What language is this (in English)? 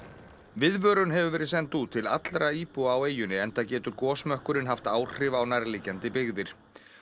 Icelandic